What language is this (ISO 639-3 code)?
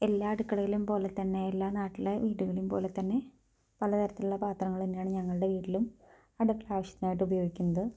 mal